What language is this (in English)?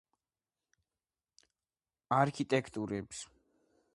Georgian